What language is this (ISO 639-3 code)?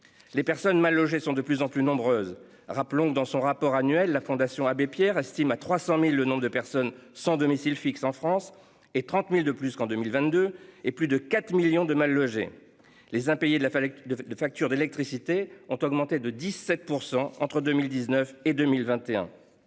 fra